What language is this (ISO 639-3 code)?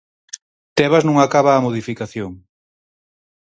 glg